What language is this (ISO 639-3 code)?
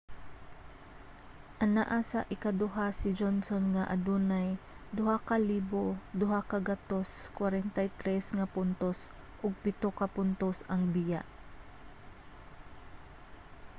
ceb